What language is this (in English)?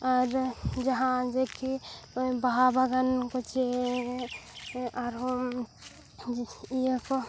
Santali